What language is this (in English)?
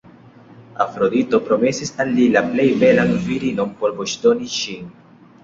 Esperanto